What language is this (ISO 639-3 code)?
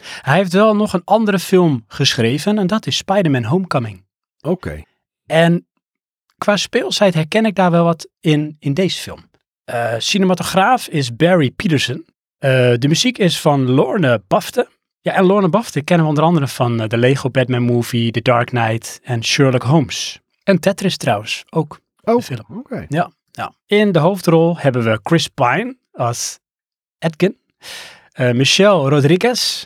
nld